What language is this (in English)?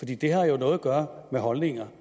Danish